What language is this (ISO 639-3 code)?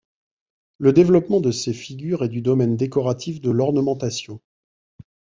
fra